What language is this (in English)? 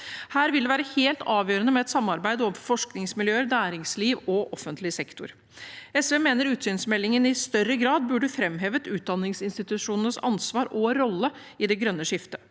Norwegian